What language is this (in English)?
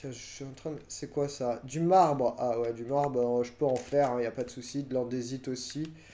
French